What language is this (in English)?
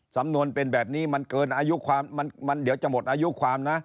Thai